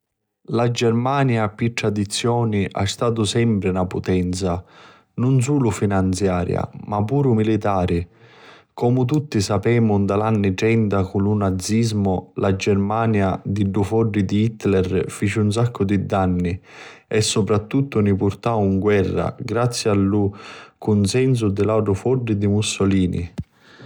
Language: Sicilian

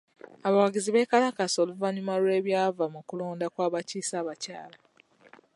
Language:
Ganda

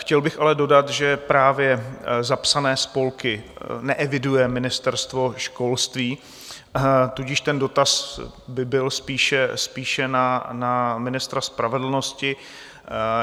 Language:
Czech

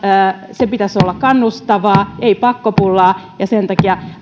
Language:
Finnish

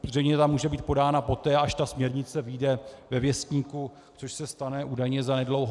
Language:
Czech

